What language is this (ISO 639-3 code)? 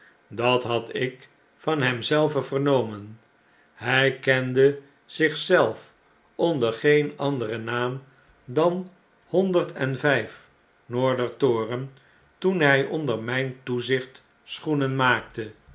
nld